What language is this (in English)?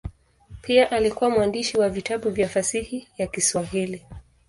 Swahili